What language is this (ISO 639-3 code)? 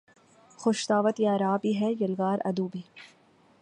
urd